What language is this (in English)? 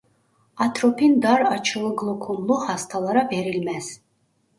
Turkish